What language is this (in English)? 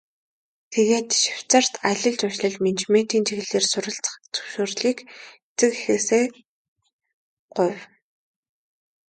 Mongolian